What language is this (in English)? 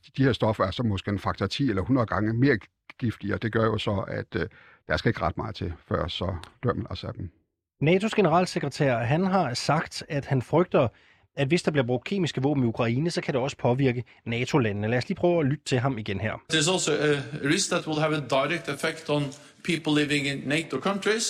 Danish